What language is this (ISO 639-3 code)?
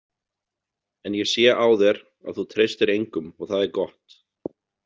isl